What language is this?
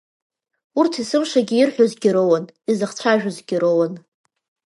Abkhazian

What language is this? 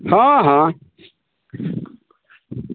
Maithili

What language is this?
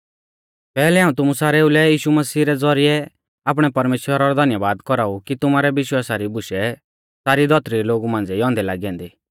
Mahasu Pahari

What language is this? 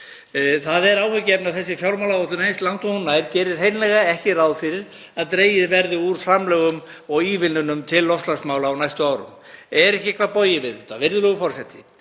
Icelandic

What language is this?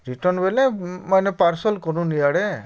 Odia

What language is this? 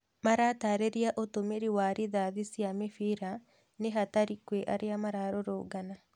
Kikuyu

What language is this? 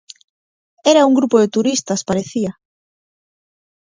Galician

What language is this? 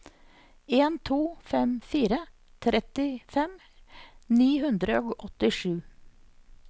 Norwegian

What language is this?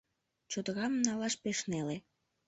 Mari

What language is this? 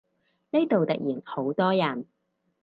Cantonese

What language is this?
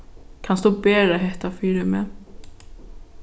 Faroese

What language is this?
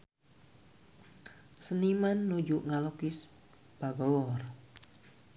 Sundanese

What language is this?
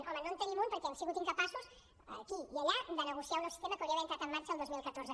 Catalan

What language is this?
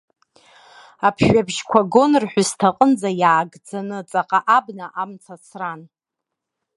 Abkhazian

